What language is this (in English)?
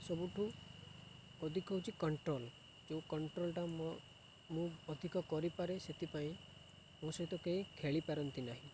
Odia